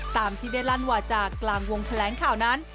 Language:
Thai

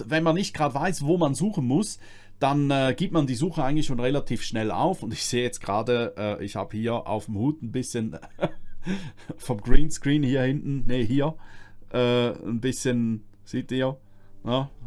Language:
German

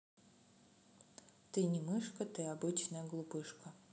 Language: Russian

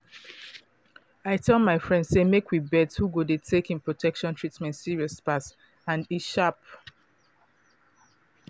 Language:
Nigerian Pidgin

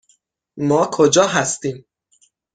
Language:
Persian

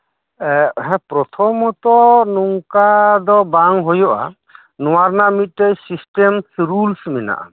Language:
Santali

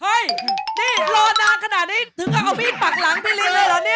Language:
Thai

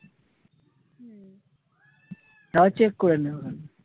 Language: Bangla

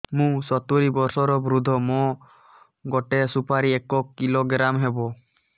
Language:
Odia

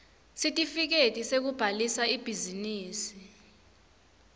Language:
Swati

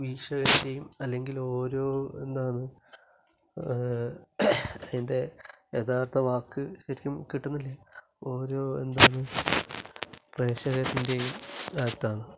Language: Malayalam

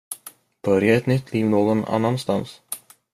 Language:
Swedish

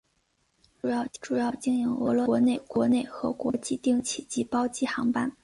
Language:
Chinese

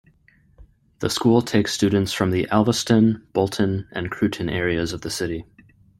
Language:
English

